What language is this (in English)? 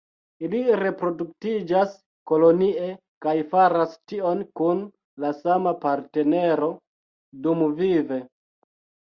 Esperanto